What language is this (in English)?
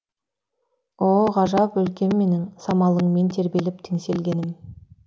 Kazakh